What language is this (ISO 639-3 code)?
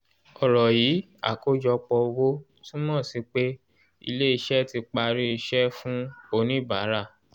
yor